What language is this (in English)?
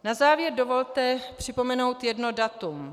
Czech